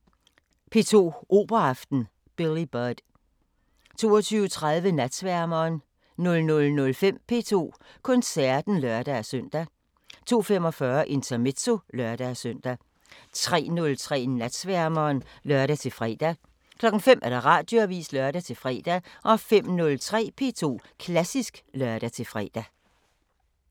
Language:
Danish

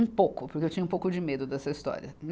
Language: Portuguese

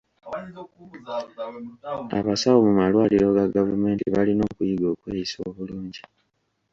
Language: Ganda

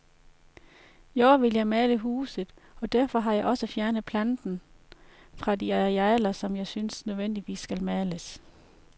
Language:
Danish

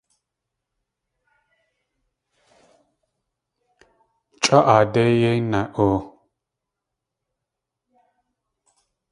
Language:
Tlingit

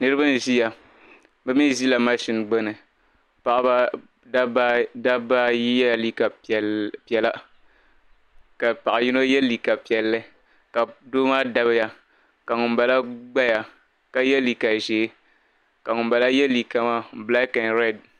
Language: Dagbani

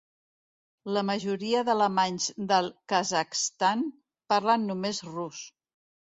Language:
Catalan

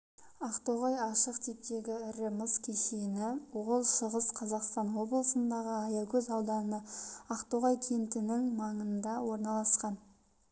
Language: Kazakh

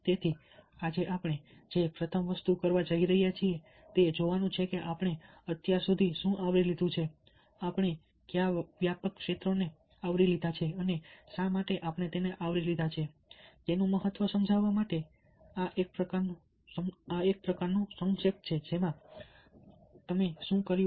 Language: Gujarati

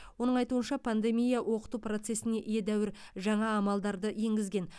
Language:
Kazakh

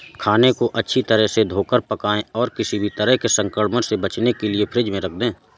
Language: Hindi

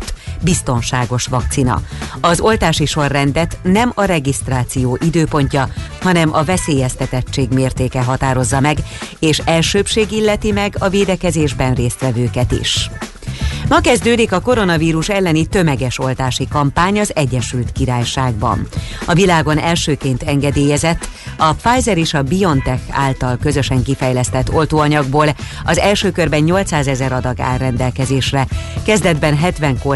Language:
Hungarian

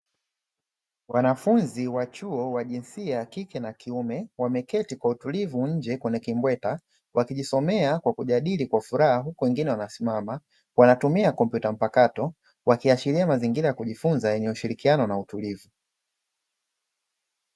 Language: Swahili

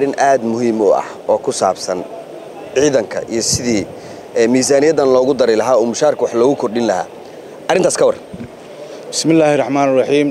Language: Arabic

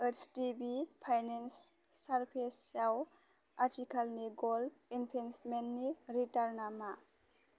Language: Bodo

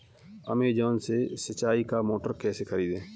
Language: Hindi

